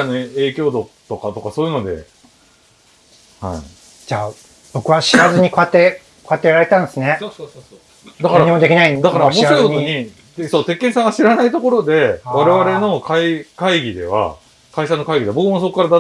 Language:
Japanese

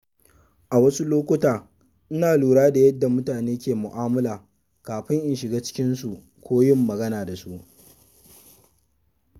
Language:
Hausa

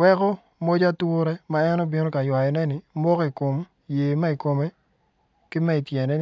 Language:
Acoli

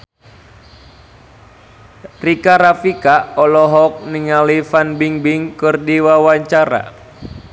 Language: Sundanese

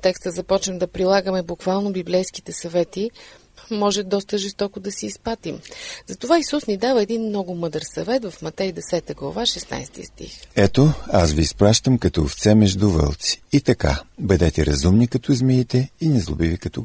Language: Bulgarian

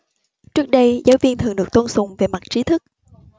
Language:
Vietnamese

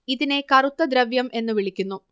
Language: Malayalam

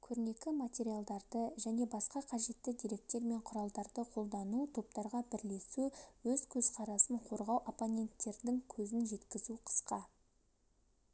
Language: Kazakh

